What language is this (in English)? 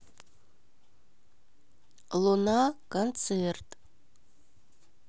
Russian